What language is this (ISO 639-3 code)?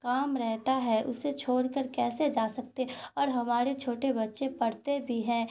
urd